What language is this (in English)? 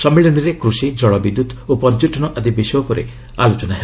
Odia